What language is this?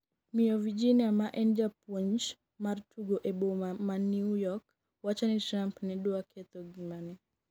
Luo (Kenya and Tanzania)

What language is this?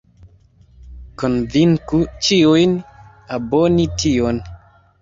Esperanto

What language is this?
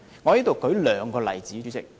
Cantonese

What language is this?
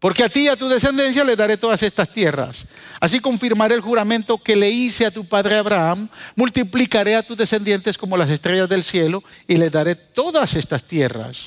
Spanish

